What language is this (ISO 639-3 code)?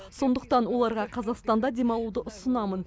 kaz